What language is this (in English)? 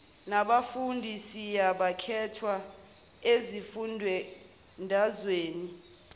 Zulu